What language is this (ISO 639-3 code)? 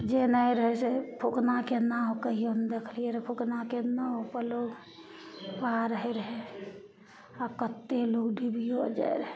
mai